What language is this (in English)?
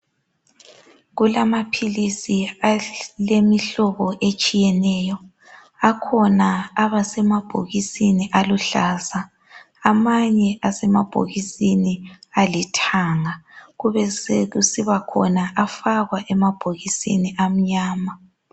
North Ndebele